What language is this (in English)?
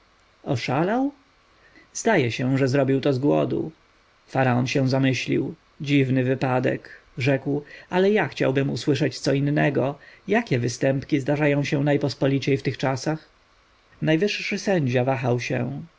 Polish